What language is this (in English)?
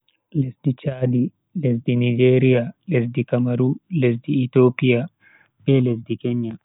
Bagirmi Fulfulde